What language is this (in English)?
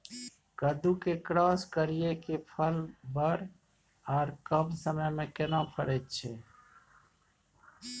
Maithili